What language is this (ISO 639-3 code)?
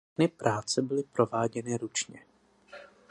ces